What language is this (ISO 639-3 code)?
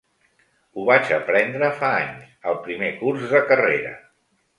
cat